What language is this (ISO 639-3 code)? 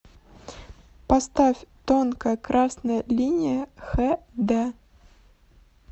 rus